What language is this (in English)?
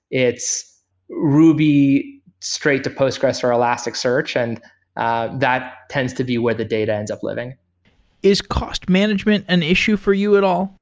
English